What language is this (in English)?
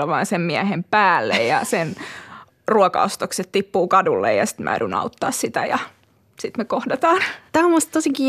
Finnish